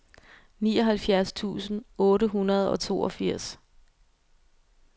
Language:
Danish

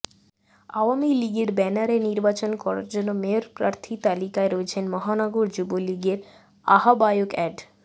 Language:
Bangla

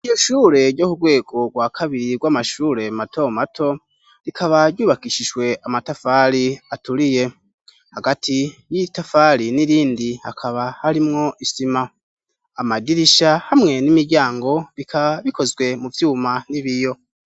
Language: Rundi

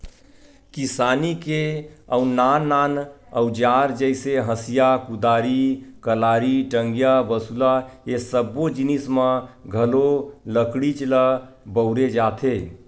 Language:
Chhattisgarhi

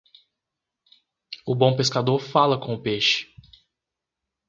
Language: Portuguese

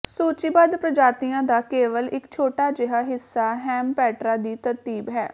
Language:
Punjabi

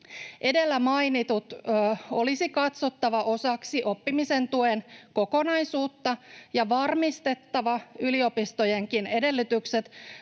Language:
Finnish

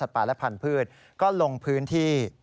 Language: Thai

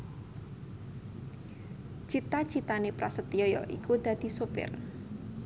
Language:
Javanese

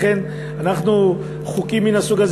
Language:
Hebrew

